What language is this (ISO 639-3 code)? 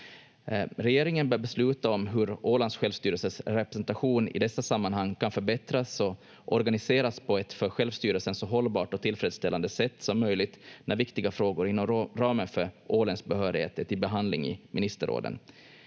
fin